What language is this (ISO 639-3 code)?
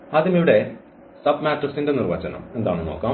mal